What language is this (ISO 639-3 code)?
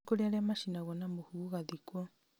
kik